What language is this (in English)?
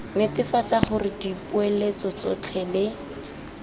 Tswana